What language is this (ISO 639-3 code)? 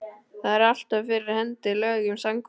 isl